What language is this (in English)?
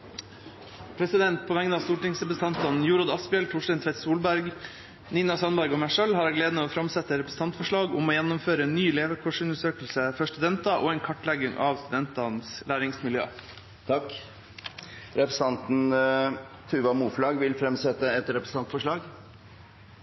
Norwegian